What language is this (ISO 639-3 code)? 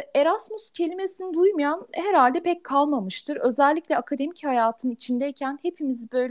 tur